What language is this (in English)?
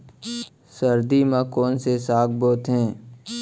Chhattisgarhi